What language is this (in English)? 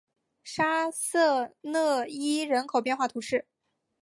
Chinese